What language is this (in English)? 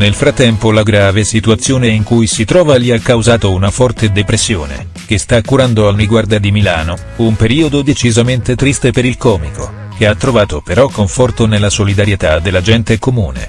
Italian